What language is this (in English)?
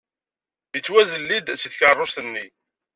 Kabyle